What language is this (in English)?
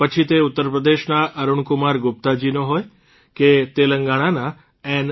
Gujarati